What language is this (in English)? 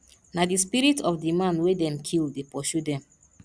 Nigerian Pidgin